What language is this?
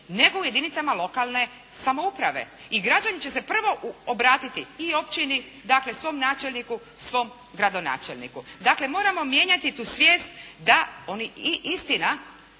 Croatian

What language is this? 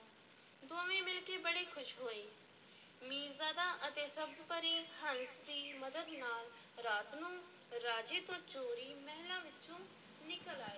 Punjabi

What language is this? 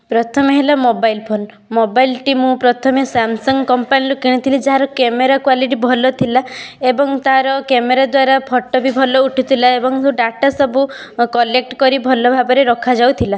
Odia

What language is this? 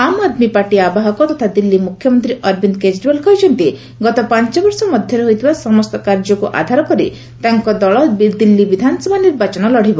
Odia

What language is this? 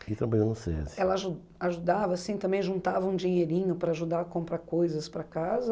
Portuguese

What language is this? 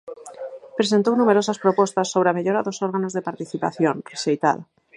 Galician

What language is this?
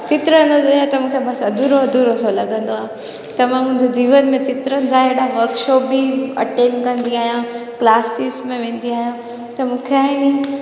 Sindhi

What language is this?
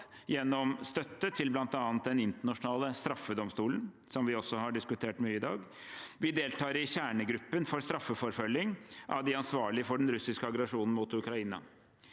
Norwegian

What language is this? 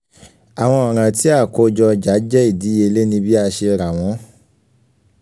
Yoruba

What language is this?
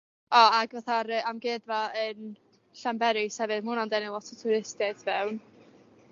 Welsh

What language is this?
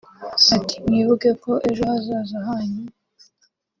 Kinyarwanda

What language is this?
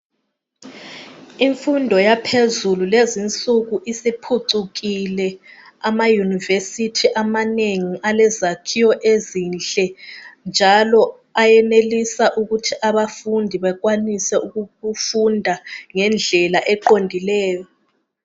North Ndebele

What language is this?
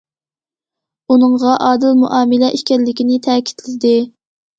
Uyghur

